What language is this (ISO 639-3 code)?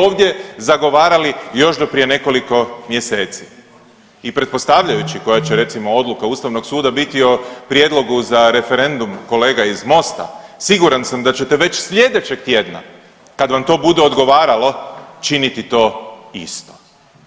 hrv